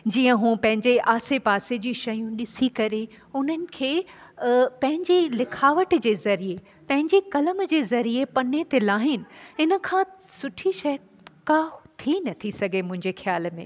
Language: Sindhi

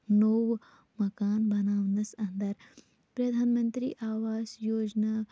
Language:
Kashmiri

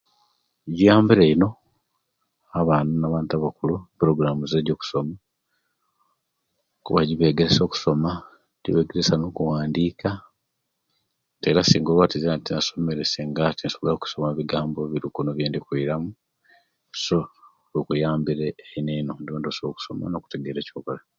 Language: Kenyi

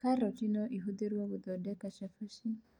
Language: Kikuyu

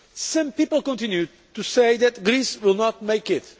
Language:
English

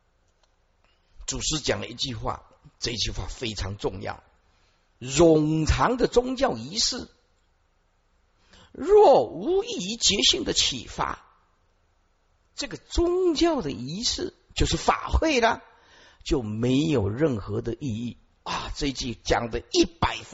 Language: Chinese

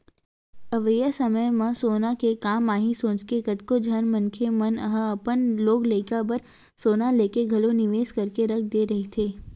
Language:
Chhattisgarhi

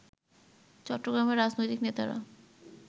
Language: Bangla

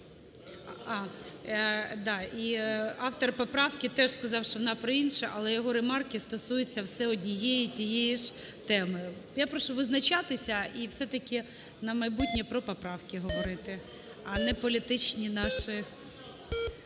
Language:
Ukrainian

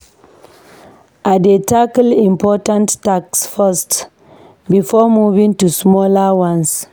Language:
Nigerian Pidgin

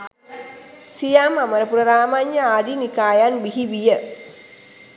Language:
Sinhala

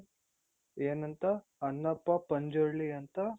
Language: Kannada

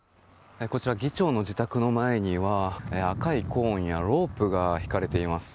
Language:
Japanese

